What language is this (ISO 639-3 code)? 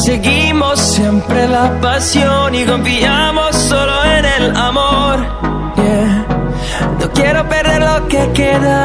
spa